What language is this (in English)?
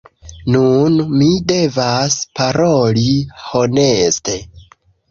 Esperanto